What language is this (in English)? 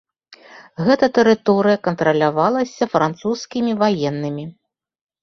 Belarusian